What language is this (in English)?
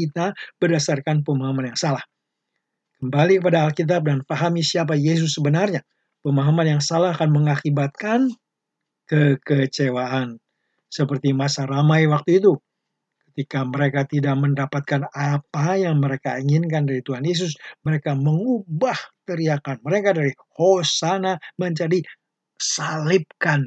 Indonesian